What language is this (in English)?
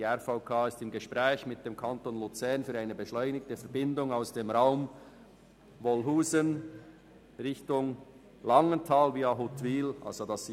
Swiss German